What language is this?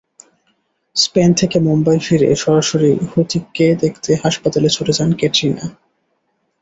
Bangla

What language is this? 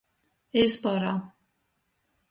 Latgalian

